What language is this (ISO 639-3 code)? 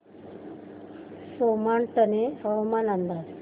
mar